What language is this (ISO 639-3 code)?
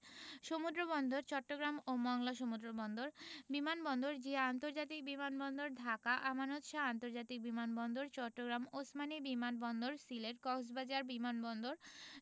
ben